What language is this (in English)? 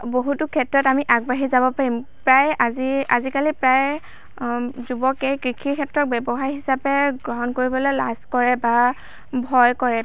Assamese